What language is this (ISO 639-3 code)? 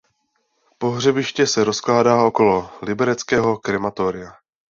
ces